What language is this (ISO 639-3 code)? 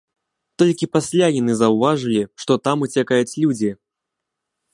bel